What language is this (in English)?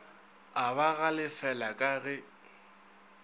Northern Sotho